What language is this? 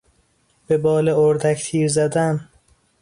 Persian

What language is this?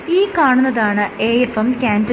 Malayalam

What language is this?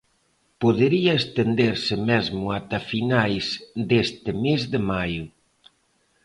Galician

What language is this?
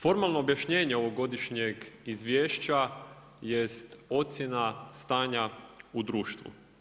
Croatian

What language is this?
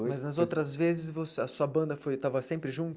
Portuguese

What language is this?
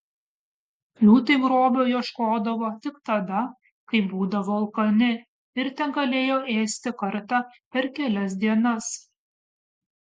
Lithuanian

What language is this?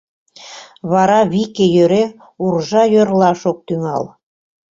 Mari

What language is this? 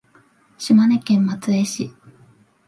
Japanese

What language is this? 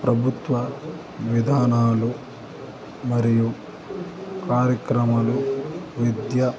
Telugu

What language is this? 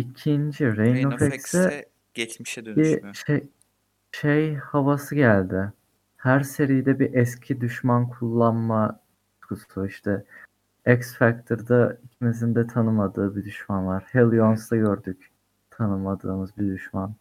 Turkish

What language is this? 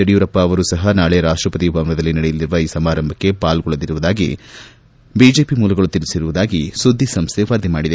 Kannada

